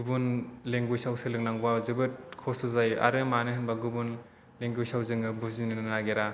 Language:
Bodo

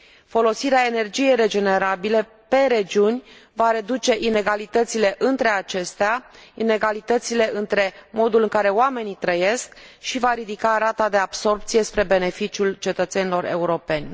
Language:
Romanian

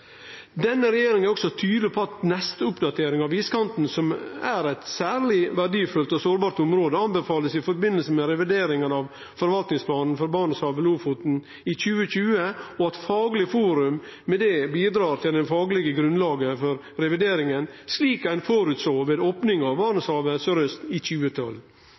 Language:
Norwegian Nynorsk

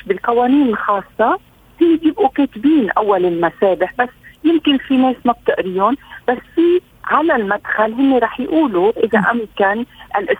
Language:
Arabic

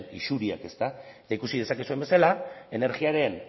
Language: Basque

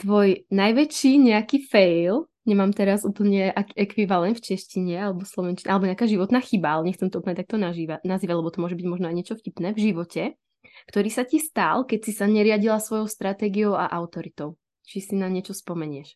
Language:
Czech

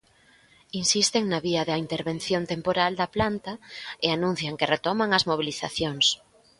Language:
Galician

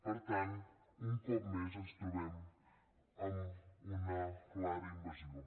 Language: Catalan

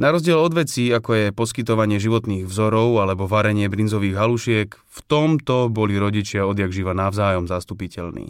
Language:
Slovak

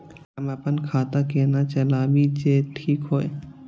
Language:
Maithili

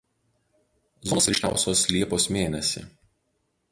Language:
Lithuanian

